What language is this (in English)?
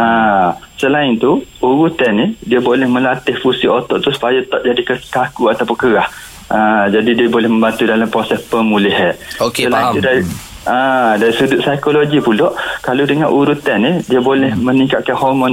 Malay